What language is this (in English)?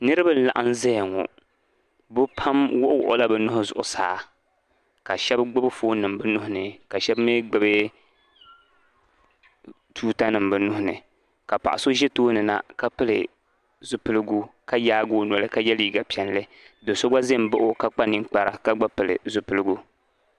Dagbani